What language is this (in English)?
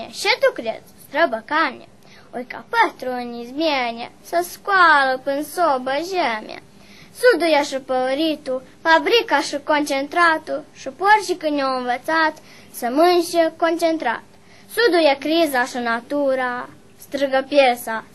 Romanian